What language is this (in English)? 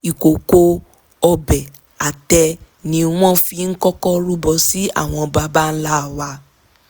Yoruba